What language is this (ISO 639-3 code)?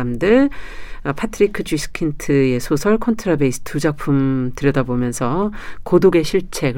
kor